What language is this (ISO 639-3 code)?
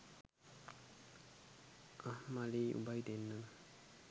sin